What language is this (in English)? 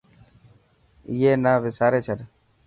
Dhatki